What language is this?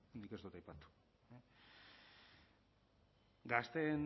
Basque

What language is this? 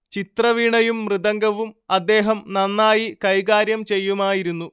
Malayalam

